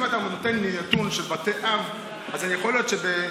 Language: Hebrew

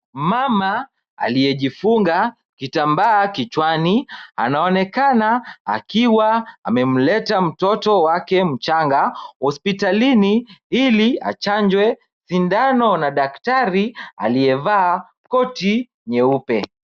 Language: Swahili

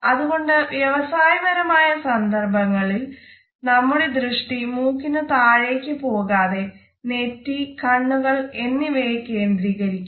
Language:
Malayalam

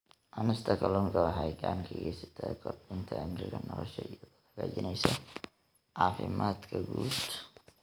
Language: Somali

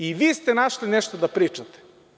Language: Serbian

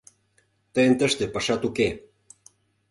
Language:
Mari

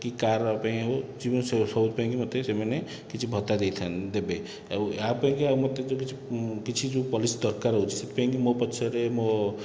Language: Odia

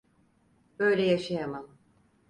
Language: Turkish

